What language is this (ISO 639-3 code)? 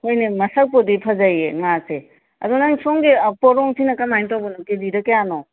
mni